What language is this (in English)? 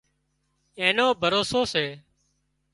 Wadiyara Koli